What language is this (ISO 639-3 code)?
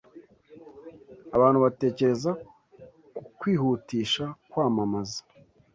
kin